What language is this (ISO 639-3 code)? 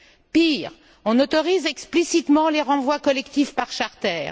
fra